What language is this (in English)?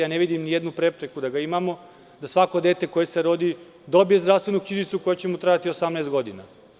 Serbian